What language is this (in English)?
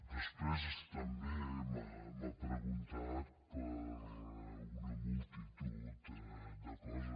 Catalan